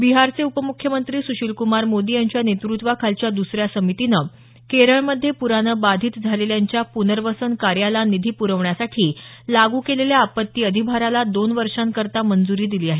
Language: Marathi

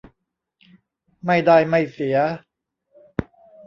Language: Thai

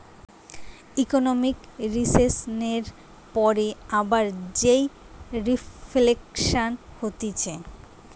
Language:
Bangla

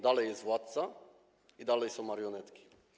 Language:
Polish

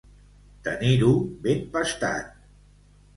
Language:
Catalan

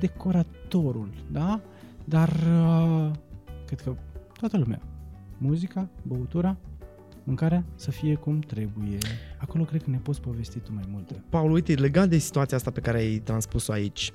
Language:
Romanian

